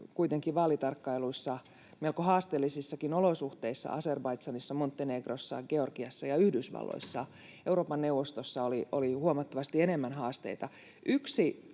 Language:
Finnish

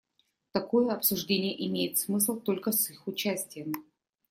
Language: Russian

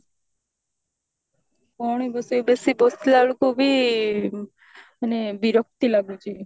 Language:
Odia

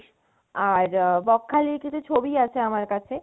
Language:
Bangla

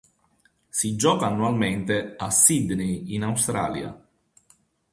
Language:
Italian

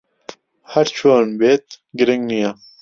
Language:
Central Kurdish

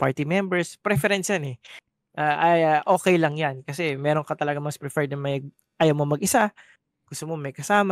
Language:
Filipino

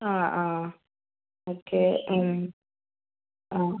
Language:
Malayalam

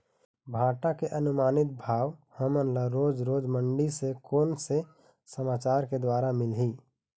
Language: Chhattisgarhi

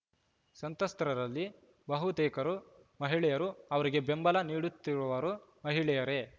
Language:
Kannada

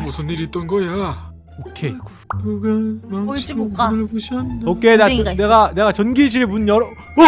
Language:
Korean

